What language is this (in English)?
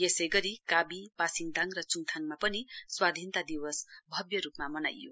Nepali